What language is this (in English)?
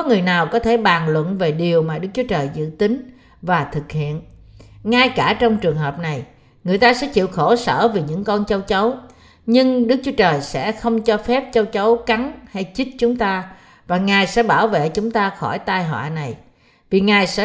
Vietnamese